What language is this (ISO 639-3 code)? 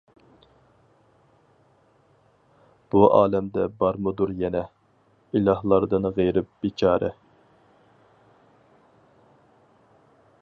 uig